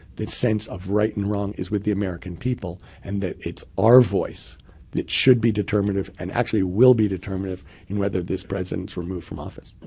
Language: English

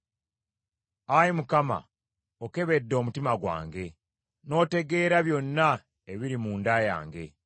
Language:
Ganda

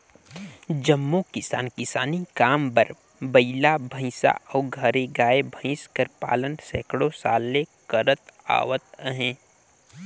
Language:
Chhattisgarhi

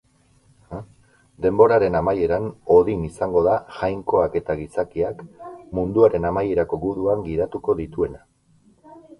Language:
Basque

